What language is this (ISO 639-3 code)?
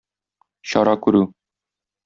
tat